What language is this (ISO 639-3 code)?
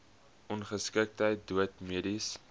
afr